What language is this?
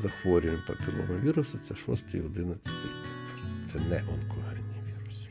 Ukrainian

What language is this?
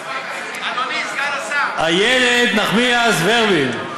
Hebrew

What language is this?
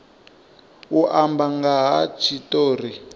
Venda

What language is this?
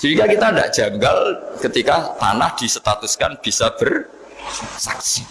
Indonesian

